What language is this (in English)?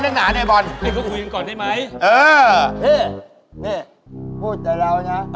Thai